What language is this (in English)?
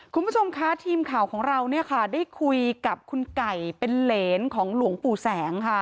Thai